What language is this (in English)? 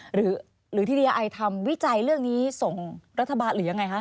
Thai